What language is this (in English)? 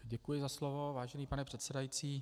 Czech